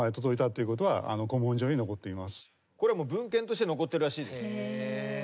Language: Japanese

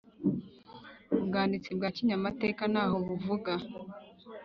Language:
Kinyarwanda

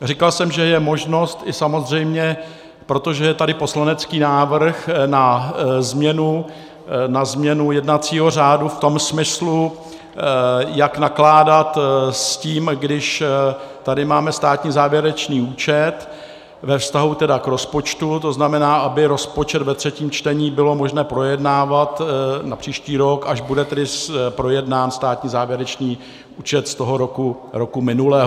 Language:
Czech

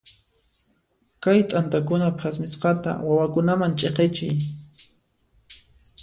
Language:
Puno Quechua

